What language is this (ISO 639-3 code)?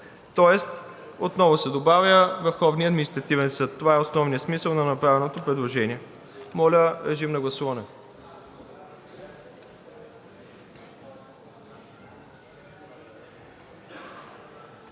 bul